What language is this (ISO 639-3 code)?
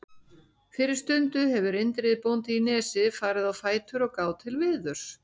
isl